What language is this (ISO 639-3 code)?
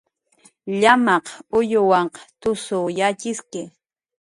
jqr